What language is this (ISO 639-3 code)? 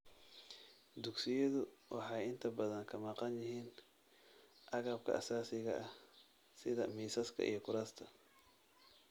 som